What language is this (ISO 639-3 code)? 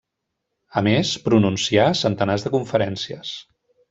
cat